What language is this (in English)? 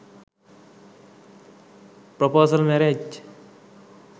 Sinhala